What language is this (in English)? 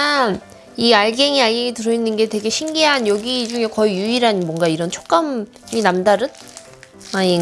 Korean